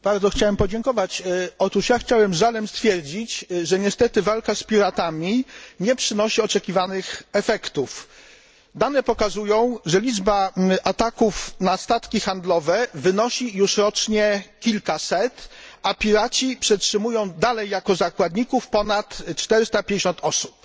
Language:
Polish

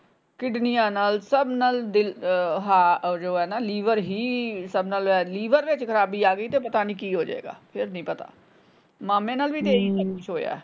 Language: Punjabi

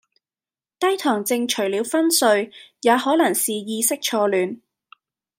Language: Cantonese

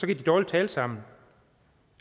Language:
Danish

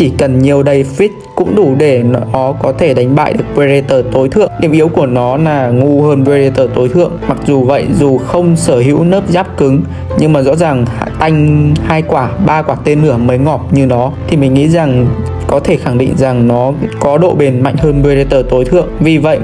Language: Vietnamese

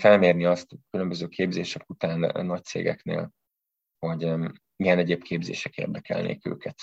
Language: Hungarian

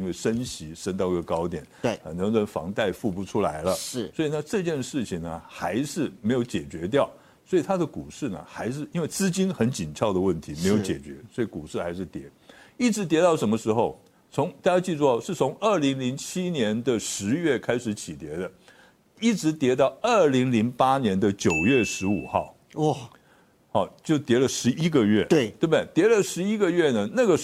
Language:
Chinese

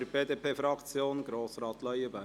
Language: Swiss German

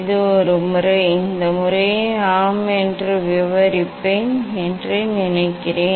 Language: Tamil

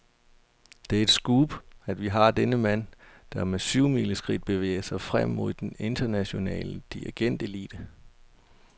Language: Danish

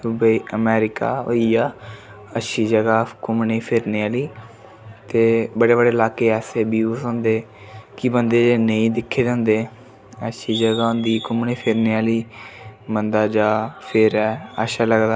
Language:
Dogri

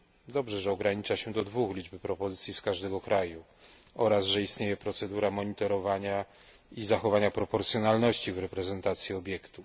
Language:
Polish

